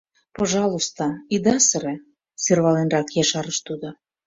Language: Mari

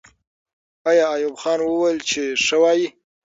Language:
Pashto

